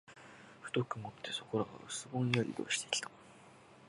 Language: Japanese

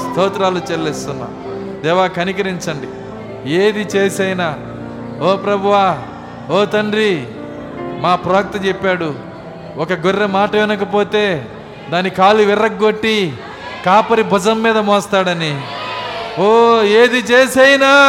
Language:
Telugu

